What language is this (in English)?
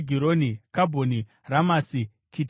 Shona